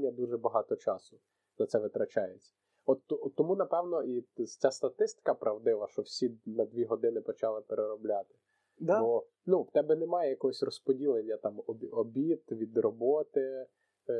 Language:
Ukrainian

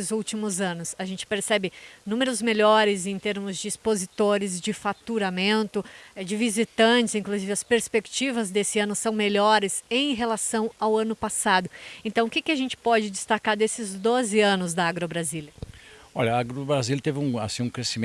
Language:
Portuguese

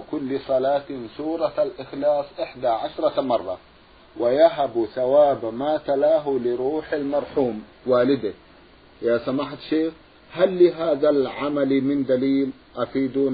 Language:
Arabic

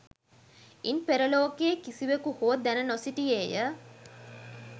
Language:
Sinhala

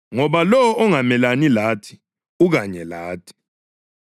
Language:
North Ndebele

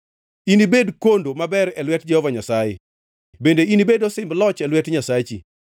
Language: Luo (Kenya and Tanzania)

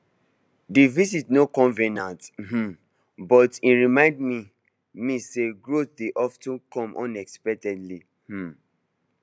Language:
Nigerian Pidgin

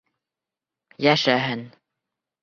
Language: Bashkir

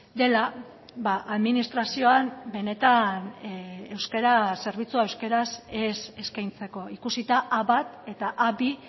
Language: Basque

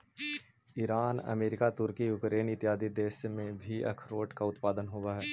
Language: Magahi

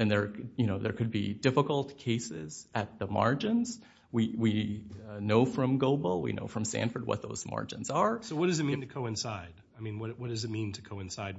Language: English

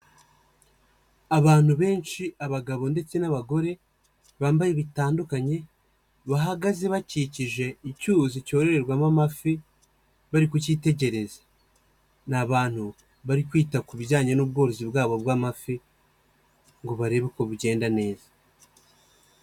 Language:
Kinyarwanda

